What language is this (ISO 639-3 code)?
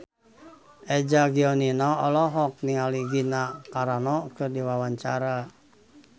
sun